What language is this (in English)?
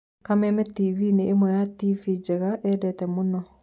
Kikuyu